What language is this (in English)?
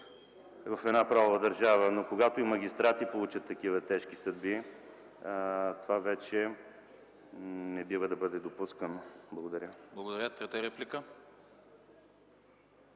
Bulgarian